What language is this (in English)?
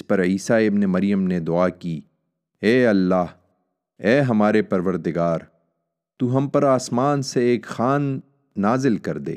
Urdu